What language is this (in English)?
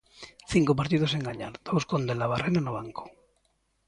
Galician